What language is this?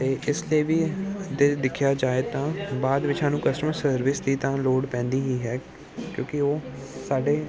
Punjabi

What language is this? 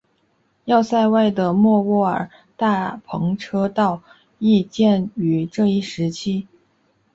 Chinese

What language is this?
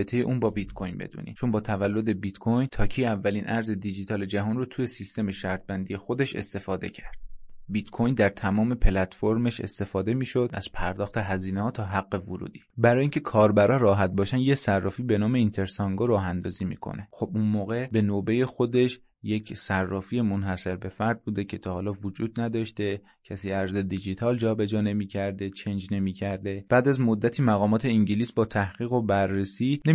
Persian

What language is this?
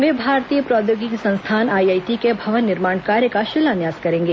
Hindi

